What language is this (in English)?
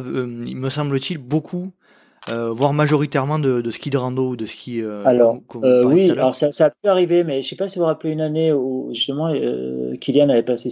French